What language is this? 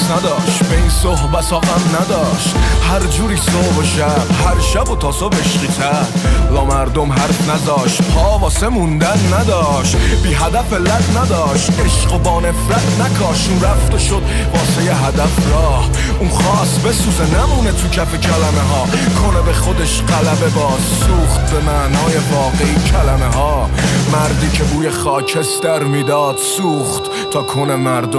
Persian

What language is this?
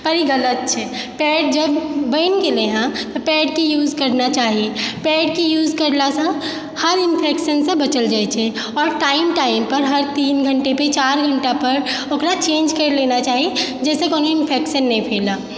Maithili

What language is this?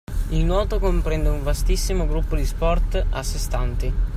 Italian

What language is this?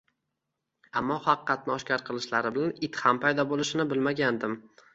Uzbek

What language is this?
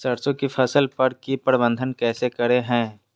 Magahi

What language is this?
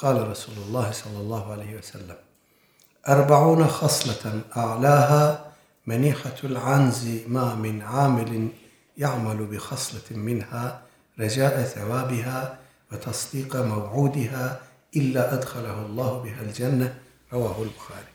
Turkish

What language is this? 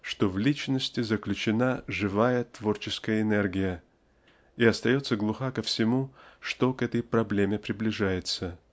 Russian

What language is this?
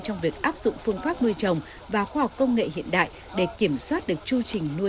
Vietnamese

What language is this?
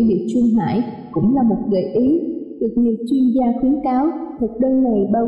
Vietnamese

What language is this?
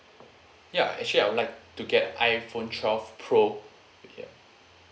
English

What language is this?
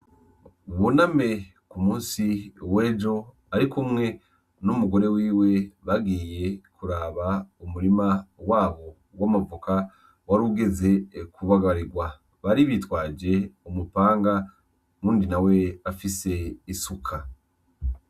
Rundi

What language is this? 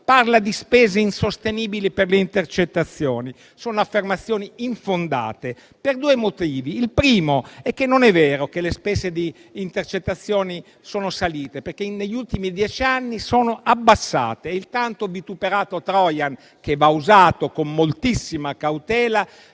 Italian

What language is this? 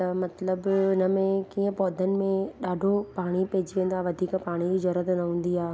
Sindhi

